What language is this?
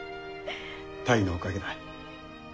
Japanese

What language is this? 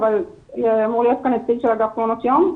Hebrew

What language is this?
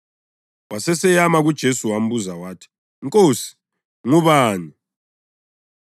North Ndebele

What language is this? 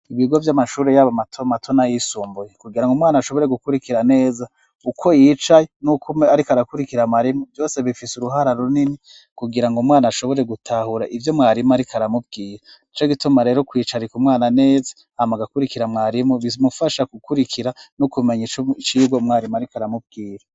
Rundi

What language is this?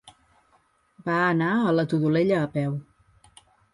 Catalan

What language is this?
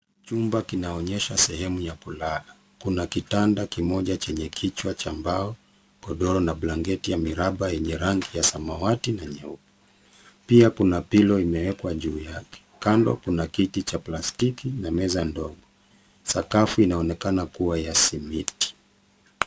Swahili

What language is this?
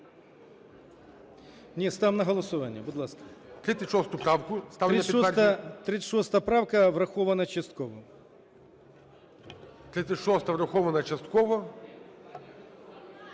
Ukrainian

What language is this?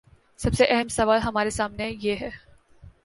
Urdu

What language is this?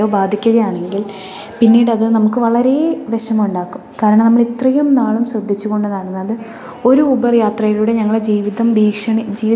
Malayalam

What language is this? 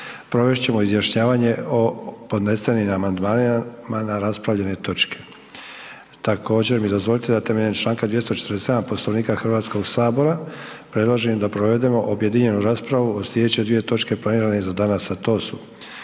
Croatian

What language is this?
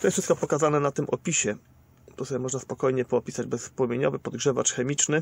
Polish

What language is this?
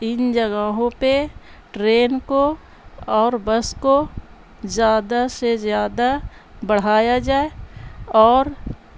Urdu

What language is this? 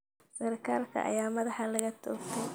Somali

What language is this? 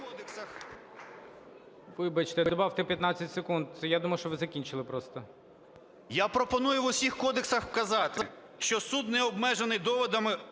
Ukrainian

